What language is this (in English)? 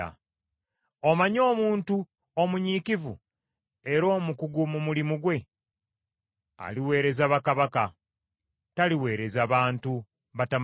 Ganda